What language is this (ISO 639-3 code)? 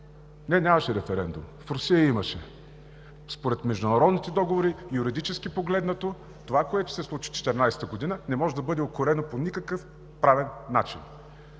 bul